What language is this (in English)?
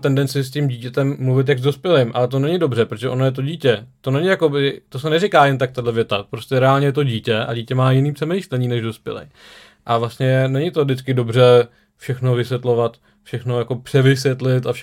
Czech